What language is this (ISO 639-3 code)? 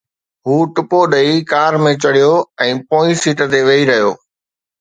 snd